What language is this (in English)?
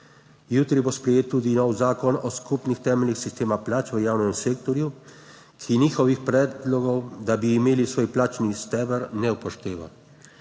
Slovenian